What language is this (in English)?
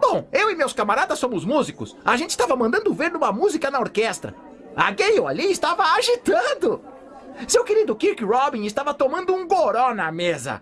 Portuguese